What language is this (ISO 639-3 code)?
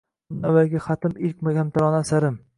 uzb